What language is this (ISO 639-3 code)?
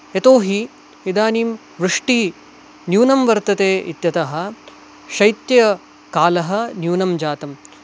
san